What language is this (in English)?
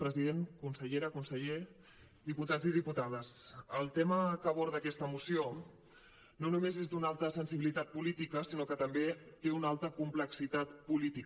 Catalan